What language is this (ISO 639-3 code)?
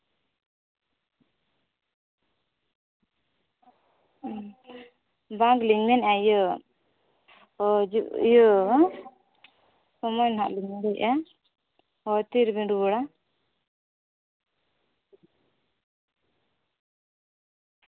sat